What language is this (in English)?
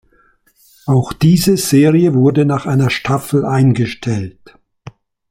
German